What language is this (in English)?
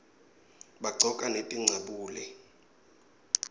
Swati